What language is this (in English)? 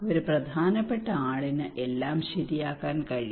Malayalam